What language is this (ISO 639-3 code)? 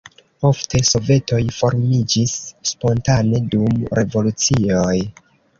epo